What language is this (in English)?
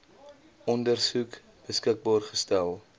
Afrikaans